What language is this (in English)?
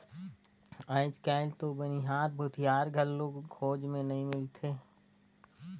Chhattisgarhi